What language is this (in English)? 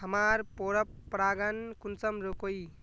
Magahi